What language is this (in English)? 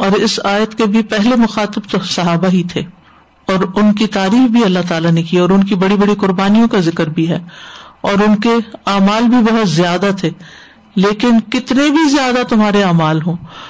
Urdu